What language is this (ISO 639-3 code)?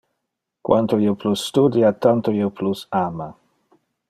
ina